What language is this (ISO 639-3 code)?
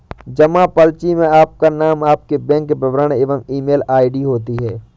hin